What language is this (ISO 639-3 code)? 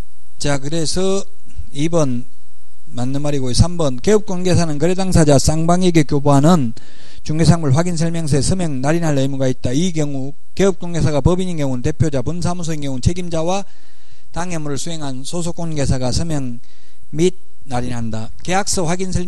kor